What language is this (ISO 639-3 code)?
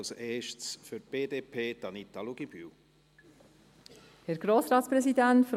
gsw